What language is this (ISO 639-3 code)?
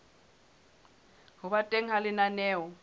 sot